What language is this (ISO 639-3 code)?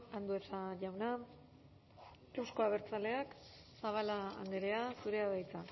eus